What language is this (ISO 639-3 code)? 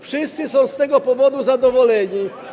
pol